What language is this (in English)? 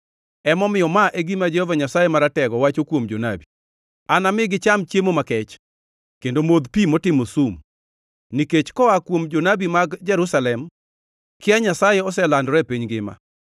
Luo (Kenya and Tanzania)